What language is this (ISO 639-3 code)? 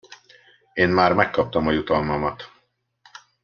hun